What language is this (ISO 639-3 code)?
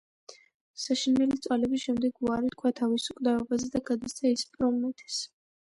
kat